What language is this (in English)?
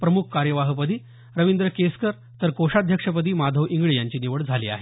Marathi